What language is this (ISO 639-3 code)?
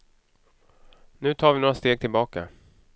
swe